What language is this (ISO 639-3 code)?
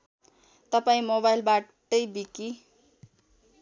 nep